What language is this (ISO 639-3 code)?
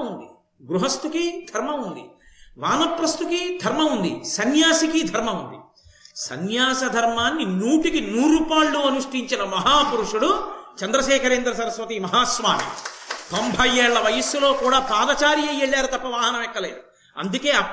tel